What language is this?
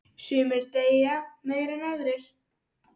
Icelandic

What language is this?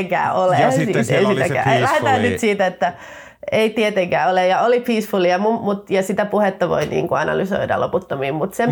Finnish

